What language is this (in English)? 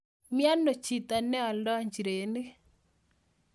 Kalenjin